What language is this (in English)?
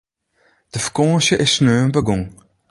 Western Frisian